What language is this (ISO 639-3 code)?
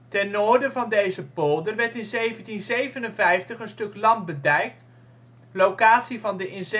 nld